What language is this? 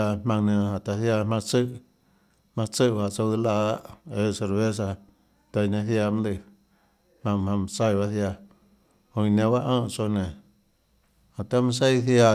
Tlacoatzintepec Chinantec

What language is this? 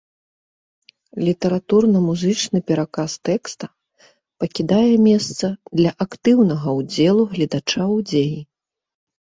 Belarusian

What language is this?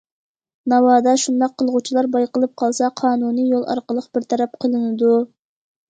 Uyghur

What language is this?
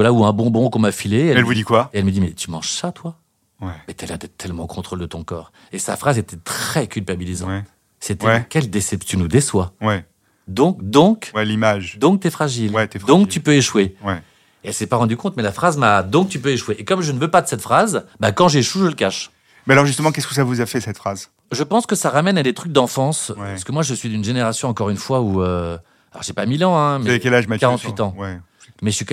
French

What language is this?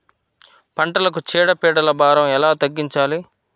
Telugu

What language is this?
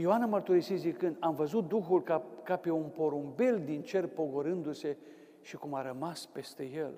Romanian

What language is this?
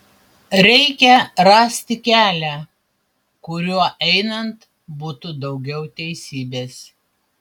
Lithuanian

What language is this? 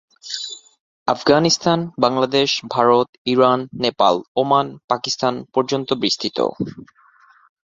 Bangla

